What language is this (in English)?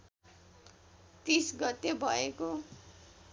Nepali